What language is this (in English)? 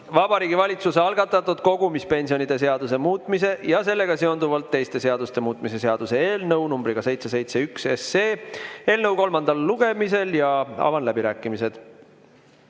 Estonian